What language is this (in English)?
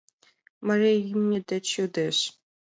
Mari